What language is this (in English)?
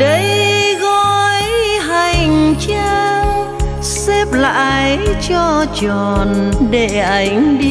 Vietnamese